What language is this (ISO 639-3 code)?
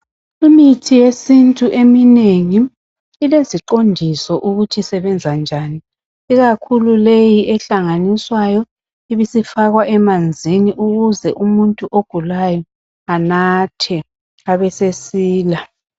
nde